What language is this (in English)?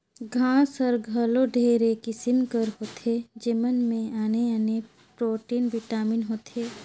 Chhattisgarhi